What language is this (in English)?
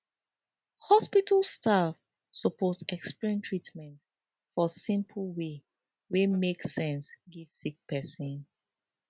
Nigerian Pidgin